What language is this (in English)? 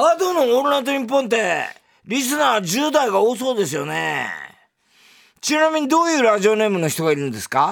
Japanese